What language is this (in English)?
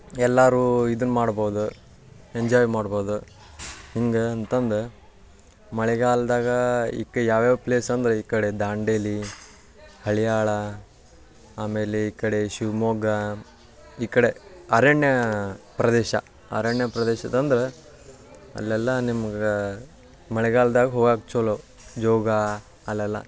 Kannada